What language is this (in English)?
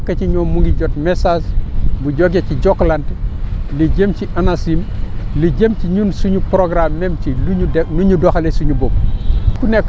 Wolof